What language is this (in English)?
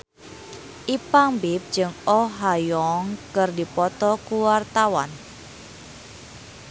Sundanese